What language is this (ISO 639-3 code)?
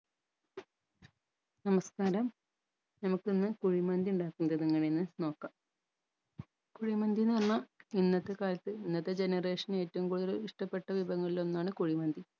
mal